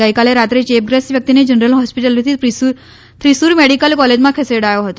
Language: Gujarati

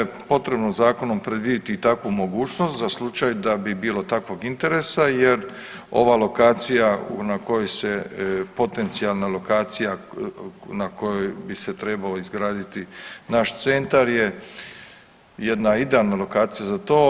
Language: Croatian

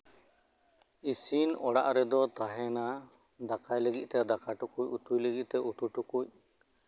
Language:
Santali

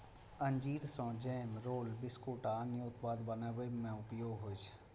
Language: Maithili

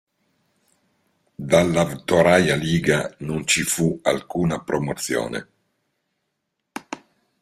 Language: Italian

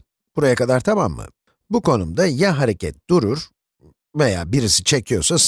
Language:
Turkish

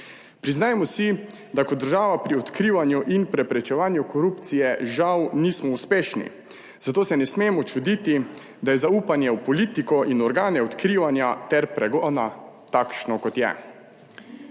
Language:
Slovenian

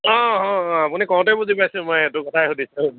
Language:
Assamese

